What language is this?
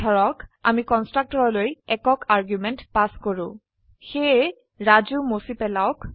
Assamese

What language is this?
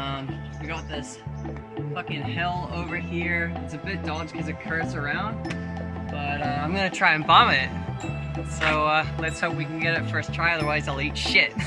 English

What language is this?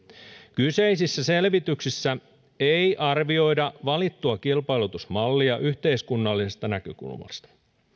Finnish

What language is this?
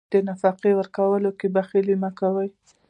Pashto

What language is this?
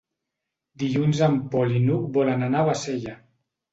Catalan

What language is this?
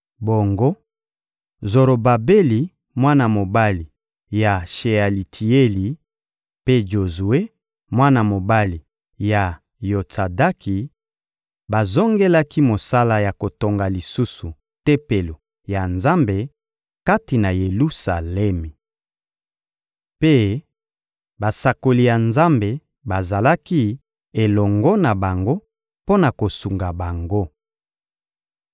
Lingala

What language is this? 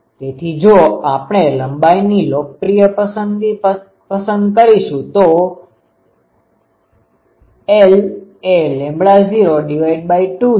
Gujarati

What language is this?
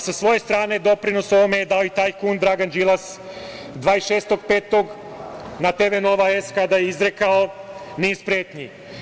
Serbian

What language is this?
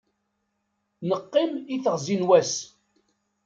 Kabyle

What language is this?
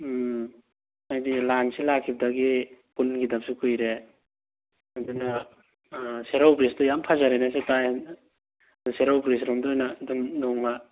Manipuri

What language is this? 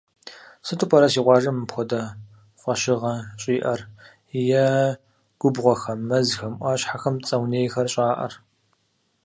Kabardian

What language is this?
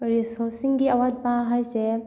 Manipuri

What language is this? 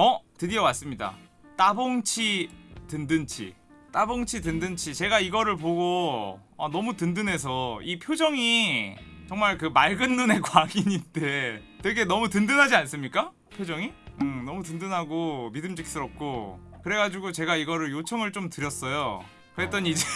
Korean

